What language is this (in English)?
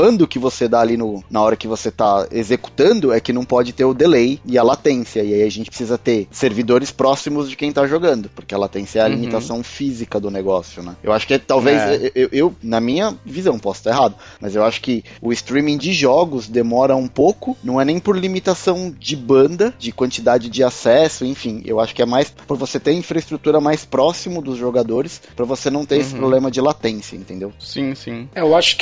Portuguese